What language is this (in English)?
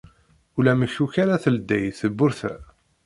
Kabyle